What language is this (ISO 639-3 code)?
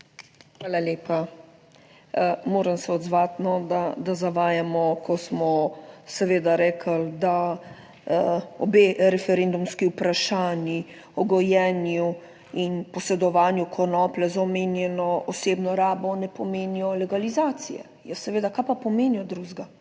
slv